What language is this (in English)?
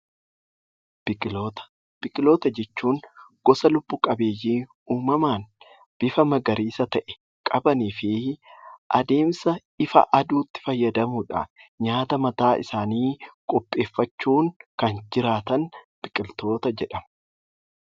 Oromo